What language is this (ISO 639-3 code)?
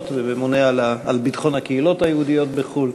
heb